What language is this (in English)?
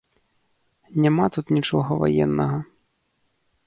Belarusian